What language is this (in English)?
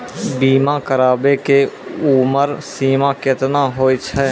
Maithili